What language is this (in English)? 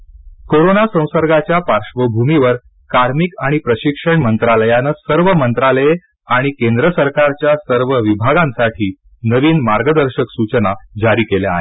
Marathi